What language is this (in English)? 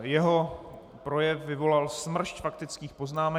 Czech